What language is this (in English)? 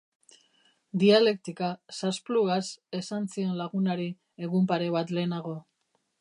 Basque